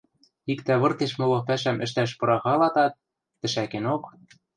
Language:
Western Mari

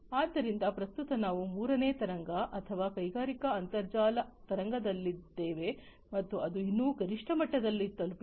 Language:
Kannada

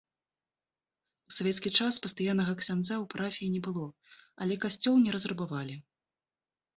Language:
Belarusian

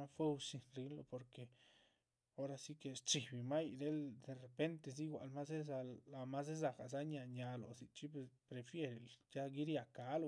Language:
Chichicapan Zapotec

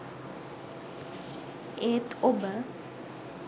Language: Sinhala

